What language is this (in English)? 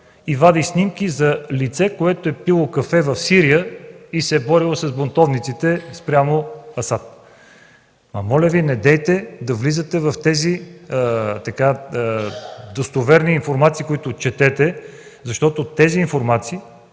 Bulgarian